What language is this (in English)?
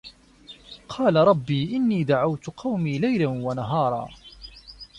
Arabic